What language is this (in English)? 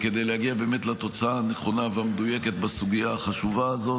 Hebrew